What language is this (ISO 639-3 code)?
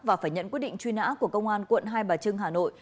vie